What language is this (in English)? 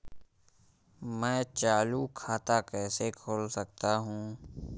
Hindi